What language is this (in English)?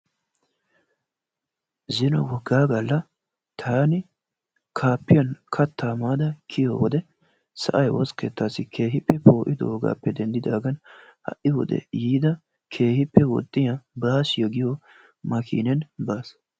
Wolaytta